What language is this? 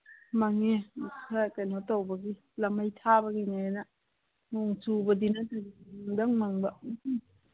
Manipuri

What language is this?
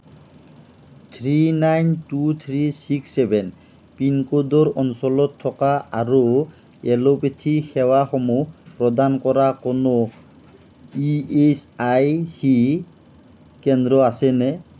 Assamese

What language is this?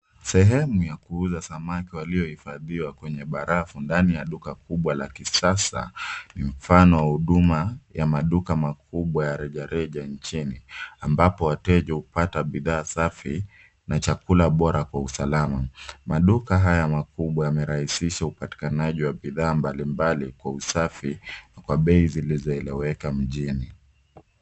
Swahili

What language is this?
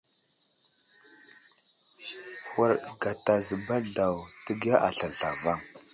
Wuzlam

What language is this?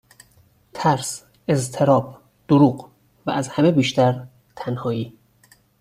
Persian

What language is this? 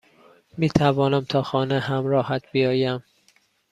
Persian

